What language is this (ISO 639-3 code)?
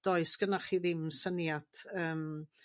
cym